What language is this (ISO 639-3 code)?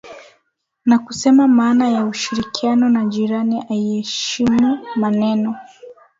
swa